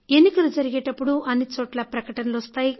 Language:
Telugu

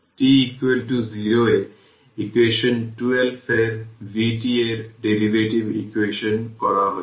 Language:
Bangla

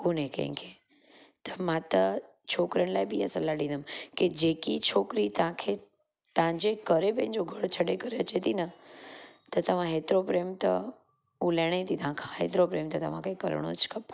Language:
Sindhi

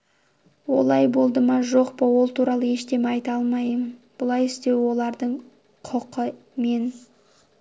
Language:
Kazakh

